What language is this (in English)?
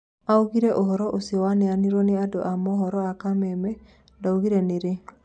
Kikuyu